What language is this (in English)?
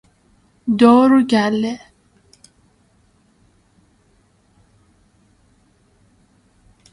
Persian